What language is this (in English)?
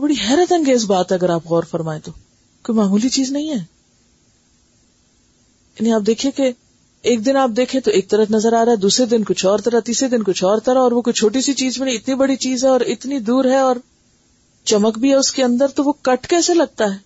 Urdu